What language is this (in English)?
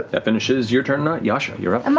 English